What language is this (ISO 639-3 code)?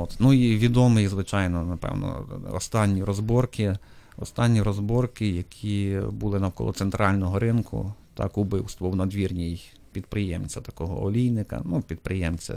ukr